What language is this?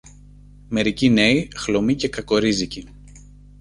Greek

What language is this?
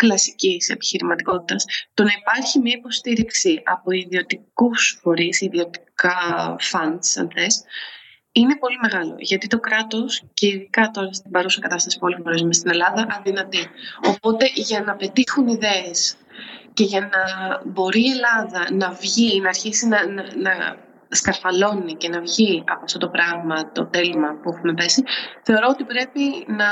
Greek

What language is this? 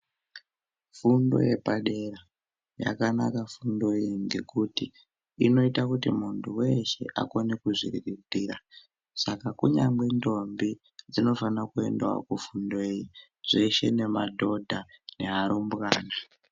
Ndau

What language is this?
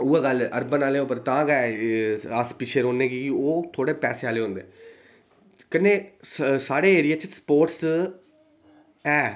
Dogri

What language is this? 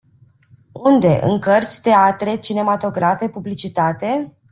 Romanian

